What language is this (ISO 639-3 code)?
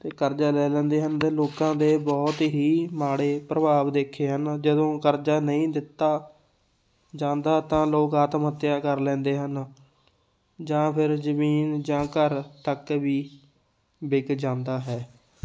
pan